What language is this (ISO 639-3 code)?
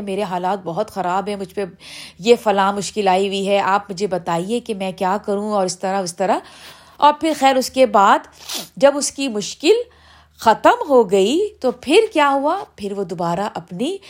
urd